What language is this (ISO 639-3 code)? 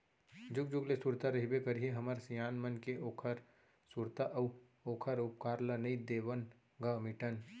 hne